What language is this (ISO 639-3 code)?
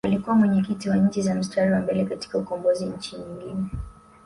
swa